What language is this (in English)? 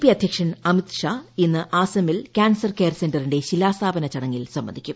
Malayalam